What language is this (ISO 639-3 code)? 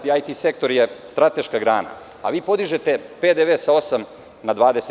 srp